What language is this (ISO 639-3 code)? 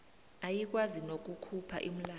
nbl